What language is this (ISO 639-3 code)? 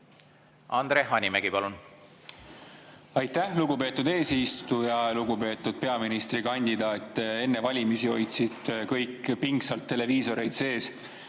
est